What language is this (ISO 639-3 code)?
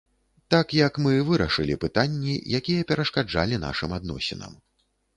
bel